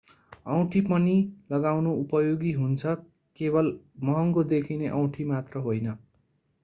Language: Nepali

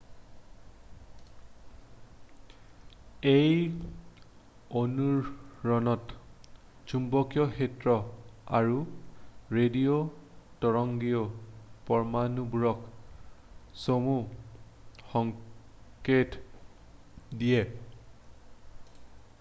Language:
Assamese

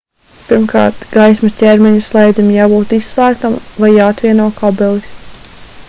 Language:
Latvian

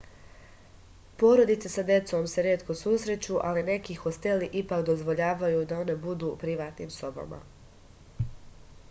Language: Serbian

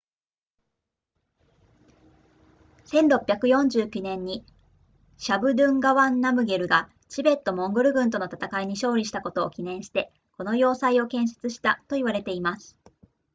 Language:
Japanese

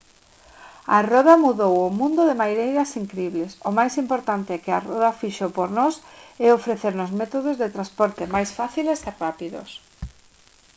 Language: Galician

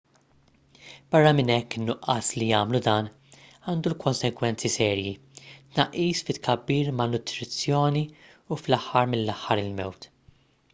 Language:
Maltese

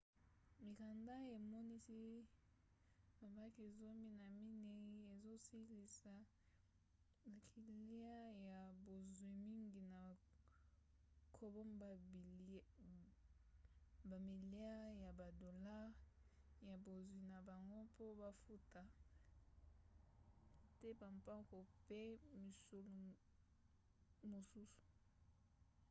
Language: Lingala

